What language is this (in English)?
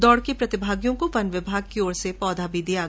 Hindi